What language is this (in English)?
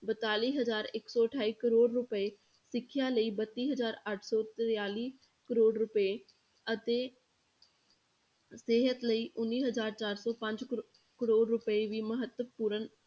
Punjabi